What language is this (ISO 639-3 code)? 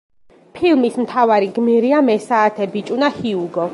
kat